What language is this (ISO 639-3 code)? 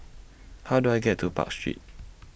eng